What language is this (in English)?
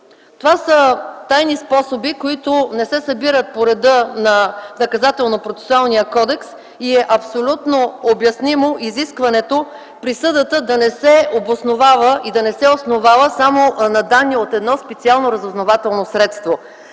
Bulgarian